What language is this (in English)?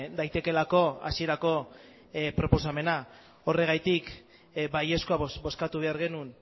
Basque